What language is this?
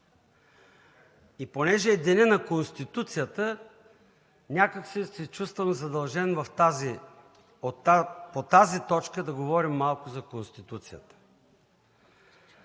Bulgarian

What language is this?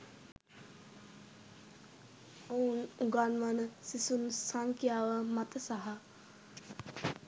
Sinhala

